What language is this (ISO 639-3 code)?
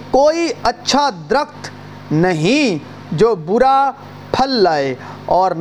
urd